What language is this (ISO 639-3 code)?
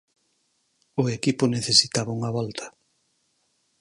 glg